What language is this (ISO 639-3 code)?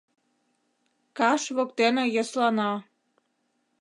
chm